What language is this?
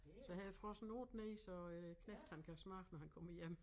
Danish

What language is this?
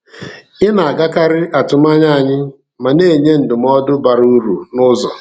Igbo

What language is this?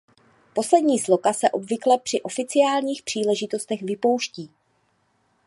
Czech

